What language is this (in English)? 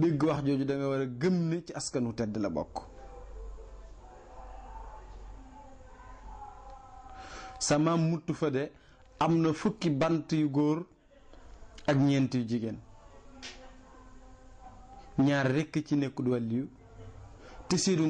French